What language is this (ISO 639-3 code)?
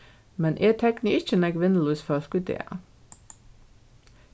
fao